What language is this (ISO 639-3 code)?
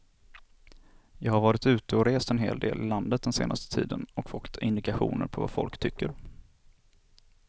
swe